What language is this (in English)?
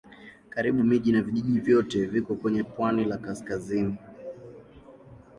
Swahili